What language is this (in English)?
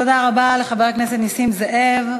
Hebrew